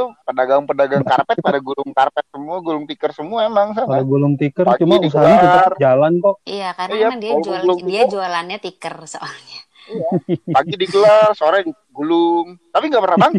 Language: Indonesian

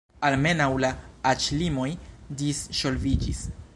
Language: Esperanto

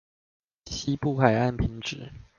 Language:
Chinese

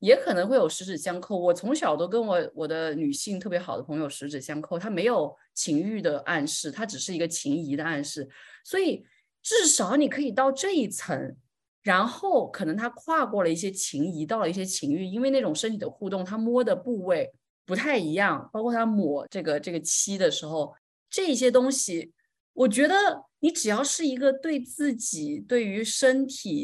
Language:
Chinese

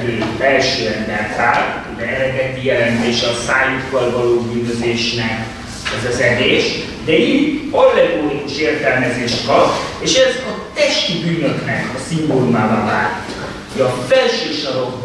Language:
Hungarian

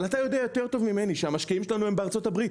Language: Hebrew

